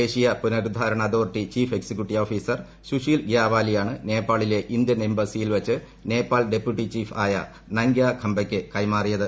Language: Malayalam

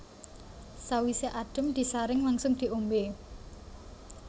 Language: Javanese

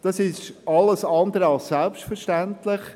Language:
Swiss German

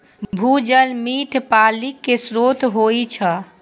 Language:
Maithili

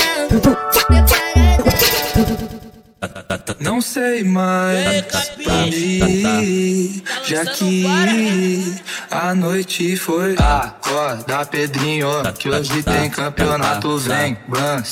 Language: Portuguese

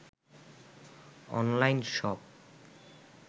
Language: Bangla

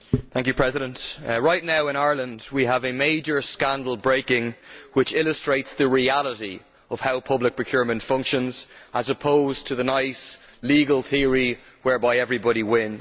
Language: English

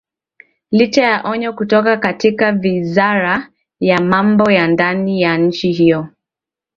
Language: Swahili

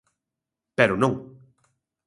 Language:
Galician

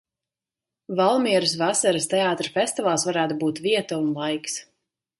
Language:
Latvian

